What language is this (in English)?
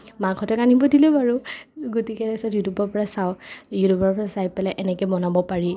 Assamese